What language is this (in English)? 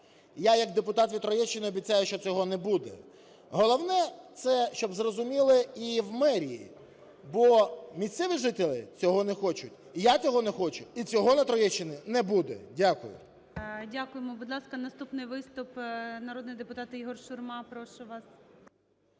Ukrainian